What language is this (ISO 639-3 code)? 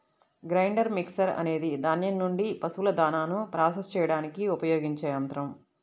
tel